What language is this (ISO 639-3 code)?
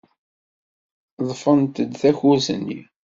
kab